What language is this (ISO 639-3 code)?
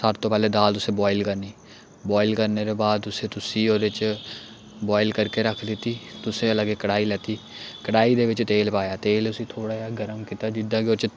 doi